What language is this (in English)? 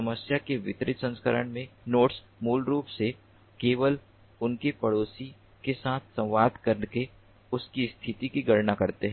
Hindi